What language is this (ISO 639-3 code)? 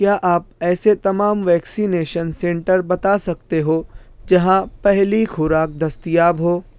urd